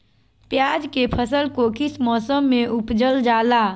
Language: Magahi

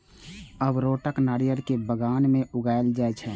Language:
Maithili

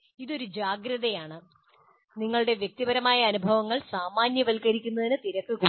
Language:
Malayalam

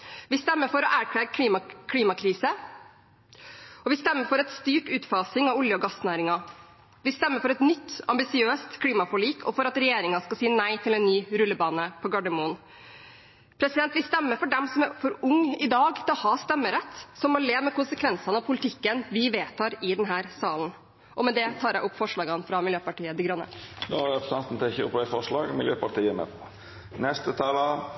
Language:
Norwegian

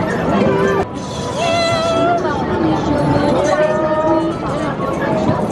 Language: Korean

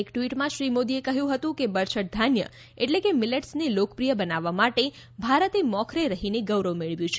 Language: Gujarati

